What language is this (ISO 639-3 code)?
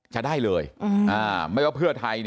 tha